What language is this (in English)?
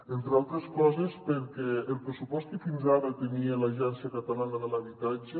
Catalan